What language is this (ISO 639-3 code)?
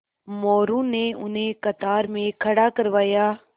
hin